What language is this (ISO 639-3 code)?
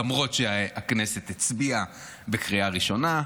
heb